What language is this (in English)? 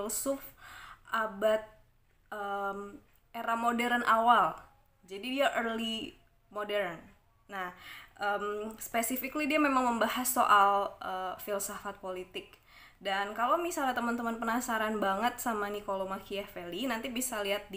Indonesian